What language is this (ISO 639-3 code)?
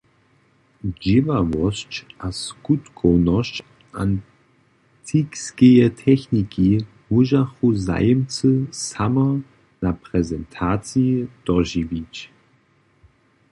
hsb